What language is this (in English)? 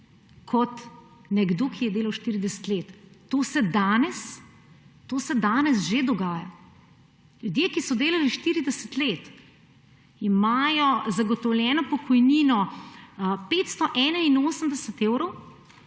Slovenian